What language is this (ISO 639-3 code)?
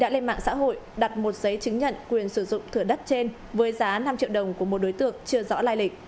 vie